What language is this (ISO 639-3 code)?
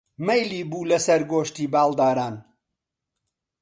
ckb